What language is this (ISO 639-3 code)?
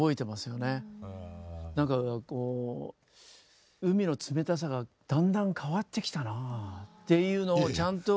jpn